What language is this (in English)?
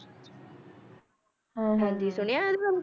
Punjabi